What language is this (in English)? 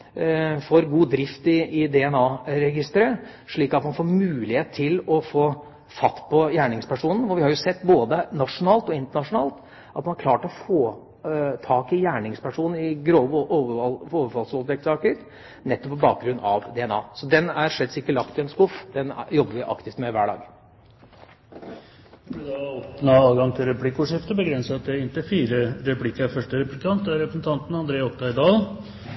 Norwegian Bokmål